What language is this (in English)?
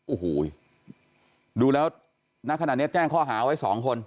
Thai